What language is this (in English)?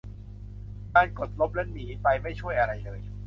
Thai